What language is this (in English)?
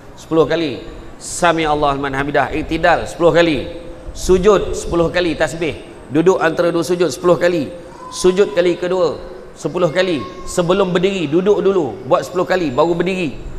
Malay